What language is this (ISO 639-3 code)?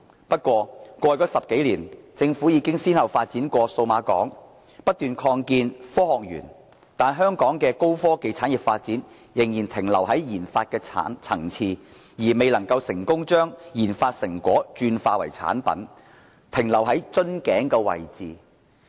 yue